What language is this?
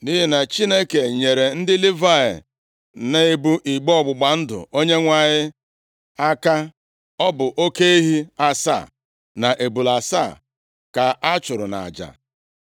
Igbo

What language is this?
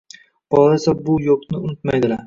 Uzbek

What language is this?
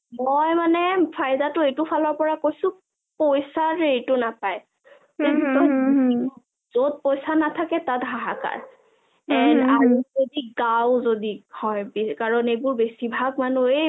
Assamese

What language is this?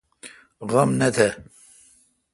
Kalkoti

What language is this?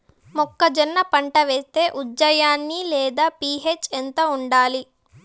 Telugu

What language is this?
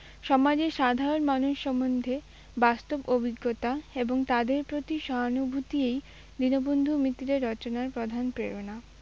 Bangla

